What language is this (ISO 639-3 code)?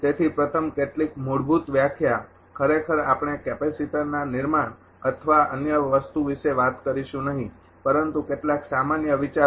guj